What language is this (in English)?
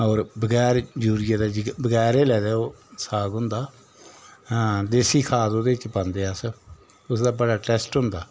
Dogri